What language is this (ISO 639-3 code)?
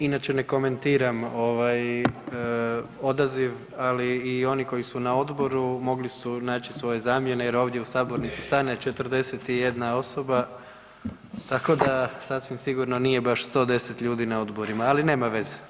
hrv